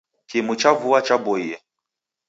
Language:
Taita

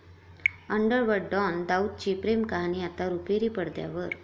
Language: Marathi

